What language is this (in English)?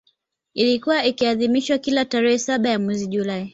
Swahili